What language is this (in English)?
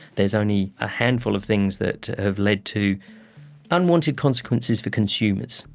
English